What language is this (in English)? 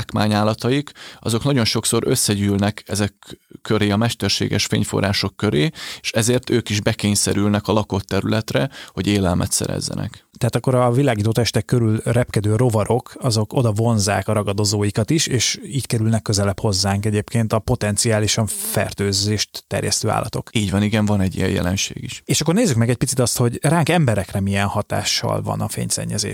Hungarian